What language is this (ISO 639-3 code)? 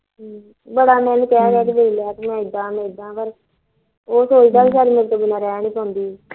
pan